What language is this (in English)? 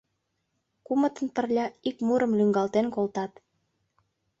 Mari